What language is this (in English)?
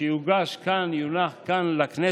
Hebrew